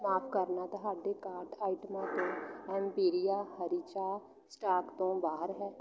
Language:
Punjabi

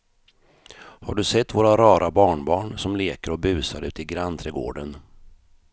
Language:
Swedish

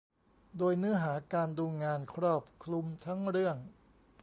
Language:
Thai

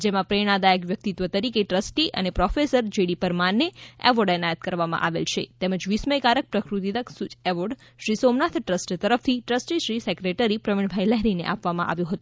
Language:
Gujarati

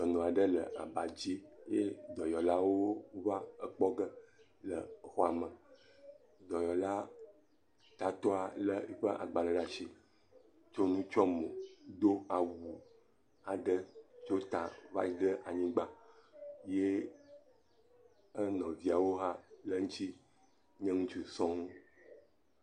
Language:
Ewe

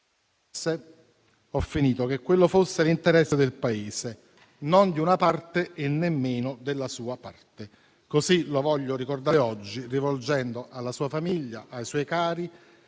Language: Italian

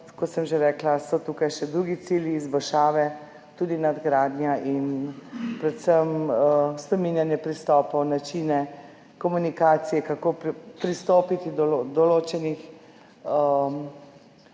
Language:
Slovenian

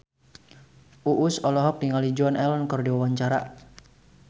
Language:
Sundanese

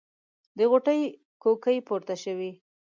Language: Pashto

